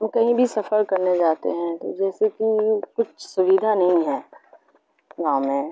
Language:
Urdu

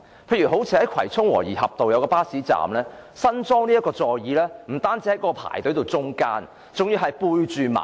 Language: Cantonese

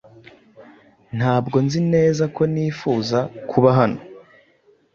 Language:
Kinyarwanda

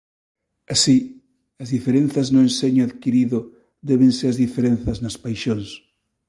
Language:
Galician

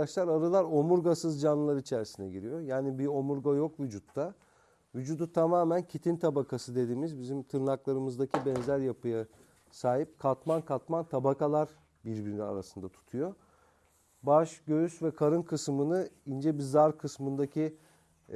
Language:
Turkish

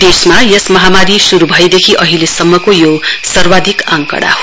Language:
Nepali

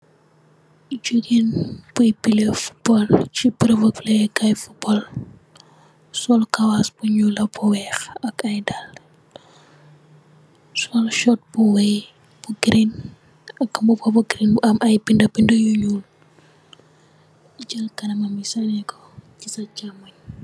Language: Wolof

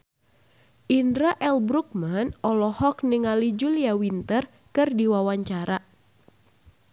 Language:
Sundanese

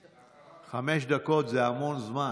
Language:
Hebrew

